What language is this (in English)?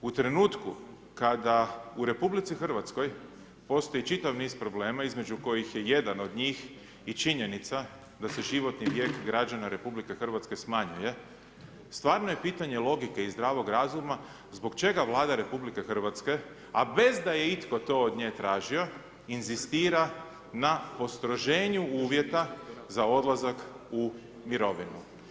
Croatian